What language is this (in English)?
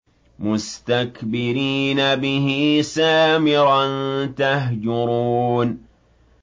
Arabic